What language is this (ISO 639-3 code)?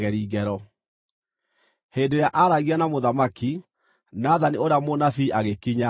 kik